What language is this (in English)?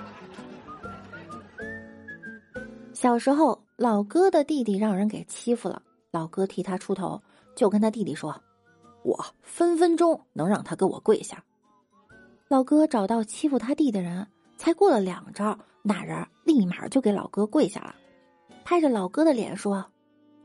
Chinese